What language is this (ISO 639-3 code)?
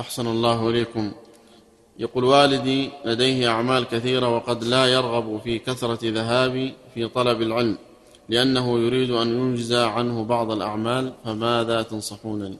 ara